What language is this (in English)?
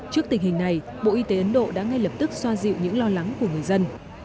Vietnamese